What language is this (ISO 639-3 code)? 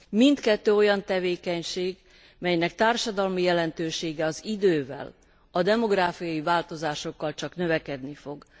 hun